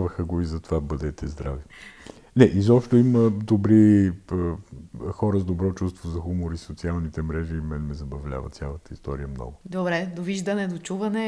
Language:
Bulgarian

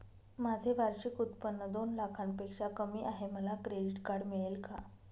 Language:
Marathi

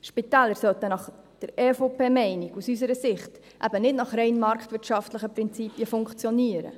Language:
Swiss German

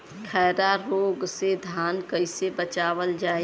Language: Bhojpuri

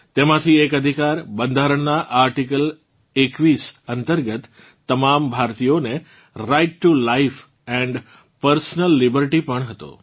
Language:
Gujarati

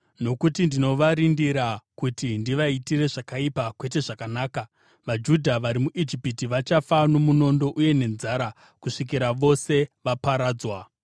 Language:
Shona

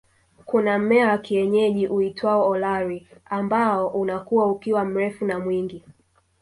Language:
Swahili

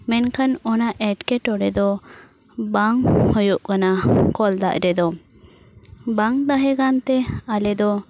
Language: Santali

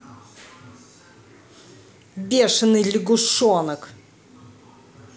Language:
Russian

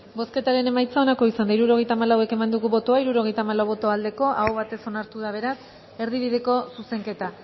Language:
Basque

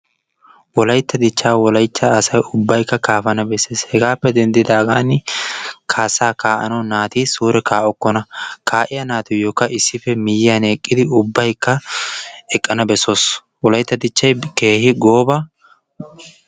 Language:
Wolaytta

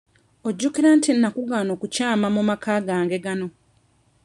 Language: Ganda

